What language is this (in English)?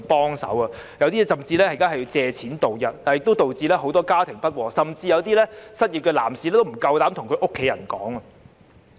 Cantonese